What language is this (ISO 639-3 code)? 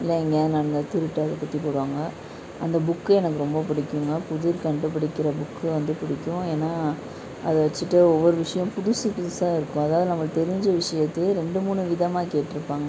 tam